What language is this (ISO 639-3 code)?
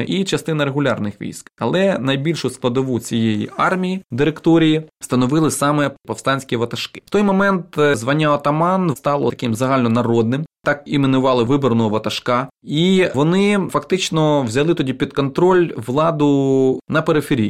ukr